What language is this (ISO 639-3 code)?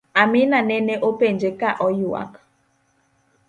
luo